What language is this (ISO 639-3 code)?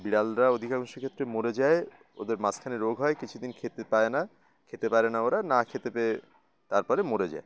ben